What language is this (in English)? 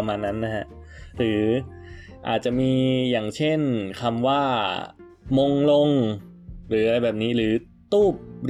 Thai